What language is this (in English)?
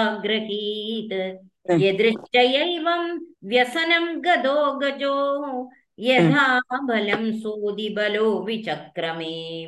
Tamil